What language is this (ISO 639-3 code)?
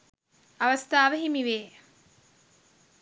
sin